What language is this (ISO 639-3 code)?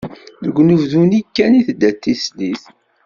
kab